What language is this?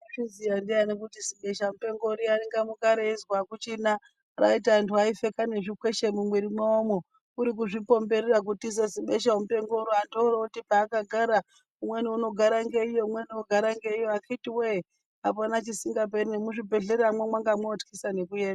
Ndau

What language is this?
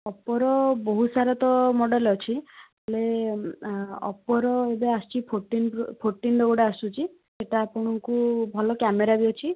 Odia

